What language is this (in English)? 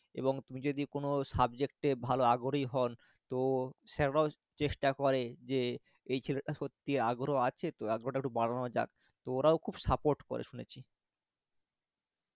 Bangla